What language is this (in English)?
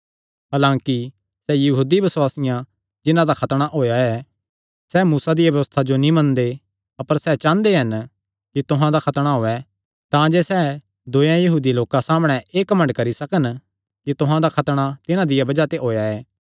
Kangri